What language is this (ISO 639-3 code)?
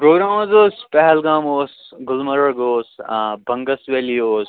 kas